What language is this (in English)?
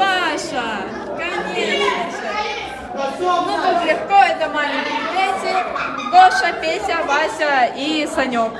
Russian